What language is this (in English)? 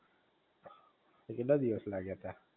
Gujarati